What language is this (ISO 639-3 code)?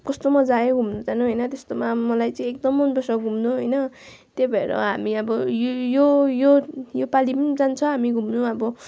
nep